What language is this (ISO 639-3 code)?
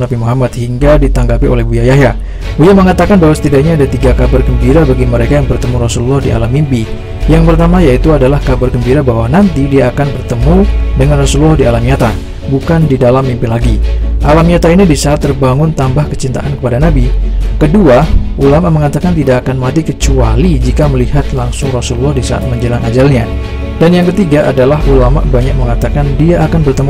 ind